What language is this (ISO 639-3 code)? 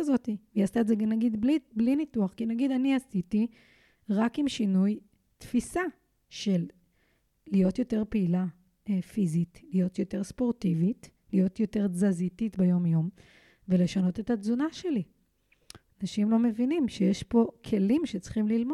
heb